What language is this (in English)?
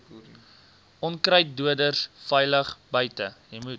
Afrikaans